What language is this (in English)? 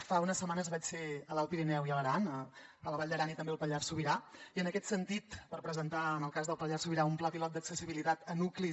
Catalan